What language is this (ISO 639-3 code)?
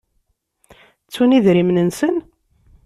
kab